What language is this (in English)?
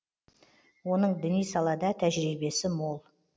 Kazakh